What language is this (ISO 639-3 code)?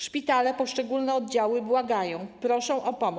pol